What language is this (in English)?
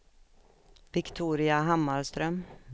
Swedish